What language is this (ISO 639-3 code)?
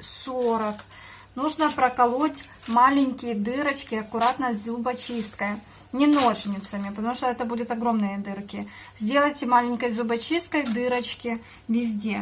rus